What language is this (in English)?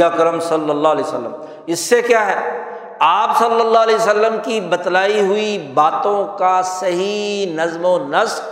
Urdu